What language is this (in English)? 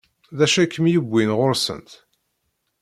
Kabyle